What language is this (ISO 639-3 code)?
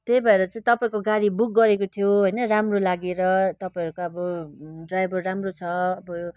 nep